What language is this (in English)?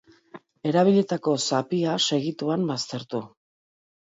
Basque